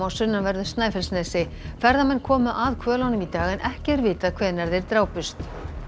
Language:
Icelandic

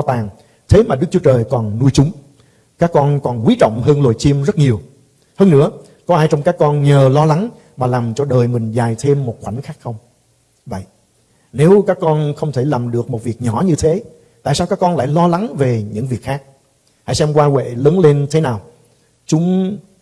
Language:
Vietnamese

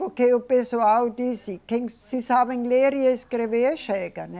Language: Portuguese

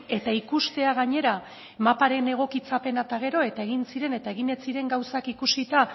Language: Basque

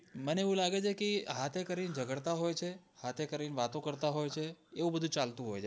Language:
Gujarati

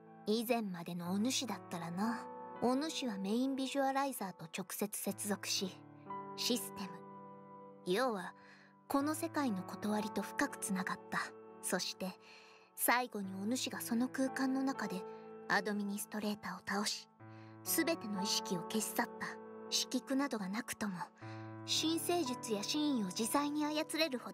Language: Japanese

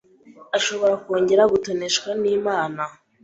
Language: Kinyarwanda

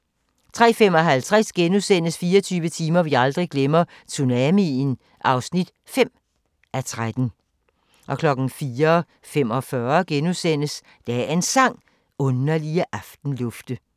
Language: Danish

